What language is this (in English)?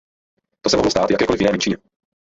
Czech